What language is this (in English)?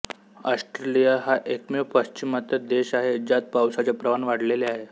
Marathi